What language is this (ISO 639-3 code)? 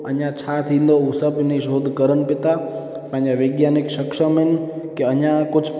snd